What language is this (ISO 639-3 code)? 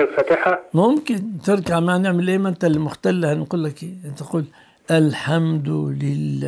ara